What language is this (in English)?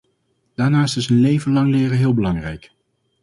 Dutch